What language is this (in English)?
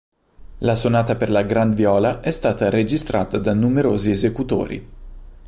Italian